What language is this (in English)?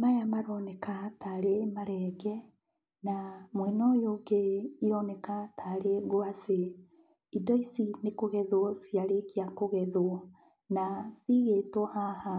Kikuyu